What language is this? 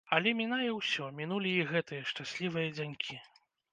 Belarusian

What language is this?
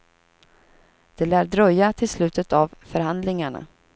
Swedish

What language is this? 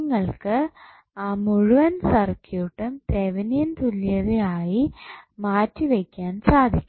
Malayalam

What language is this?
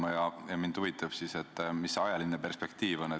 Estonian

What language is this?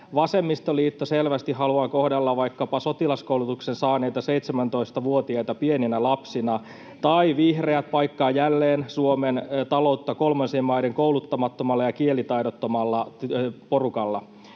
Finnish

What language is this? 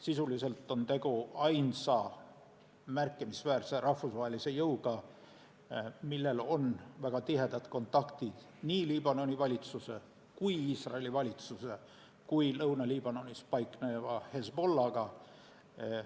Estonian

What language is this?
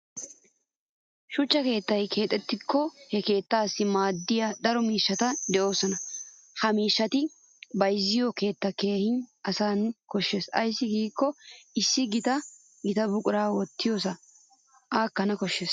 Wolaytta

